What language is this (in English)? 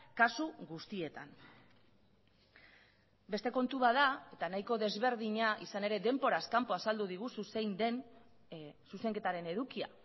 Basque